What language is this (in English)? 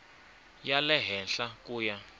Tsonga